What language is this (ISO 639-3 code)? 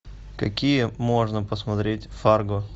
rus